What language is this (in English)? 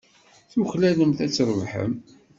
Kabyle